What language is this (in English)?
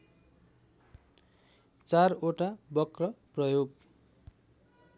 Nepali